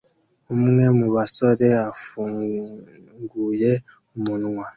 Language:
Kinyarwanda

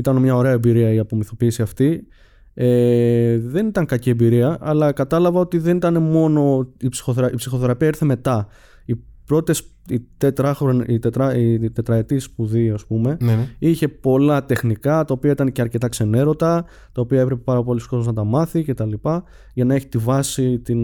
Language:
Greek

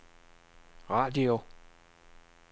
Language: Danish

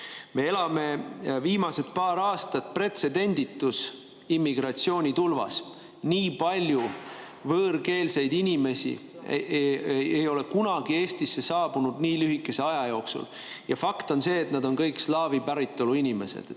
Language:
Estonian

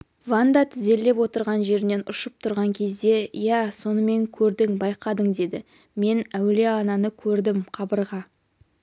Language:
Kazakh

